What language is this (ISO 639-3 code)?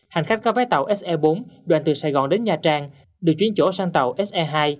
vie